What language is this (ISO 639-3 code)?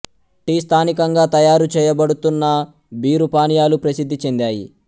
tel